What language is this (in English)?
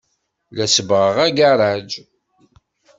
Kabyle